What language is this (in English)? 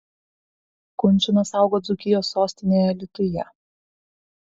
Lithuanian